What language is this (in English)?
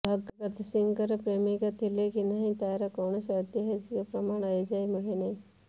Odia